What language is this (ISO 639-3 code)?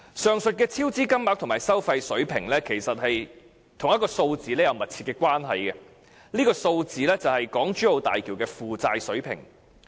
yue